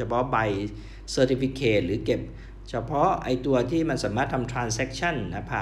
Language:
Thai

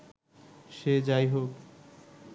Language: Bangla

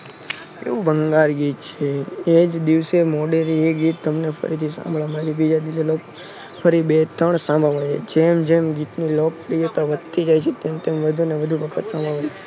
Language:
Gujarati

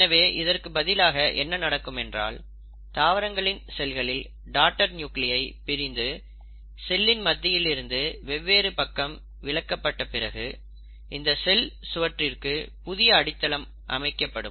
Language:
Tamil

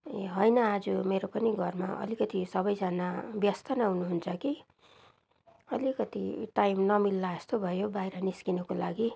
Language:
Nepali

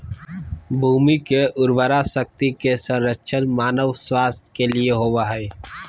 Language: Magahi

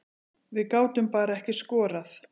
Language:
Icelandic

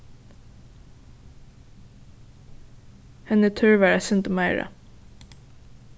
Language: Faroese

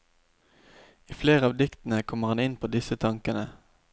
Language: Norwegian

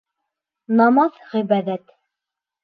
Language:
Bashkir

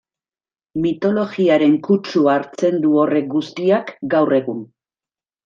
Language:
Basque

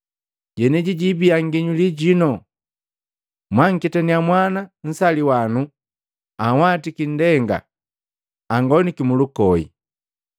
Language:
Matengo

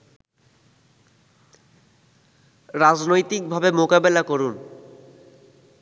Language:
Bangla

